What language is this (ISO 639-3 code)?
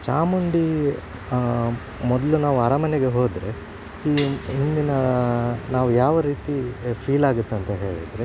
kan